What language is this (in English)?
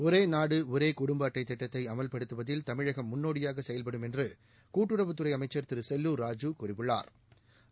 Tamil